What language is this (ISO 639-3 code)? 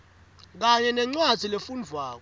ssw